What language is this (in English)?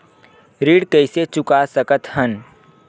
Chhattisgarhi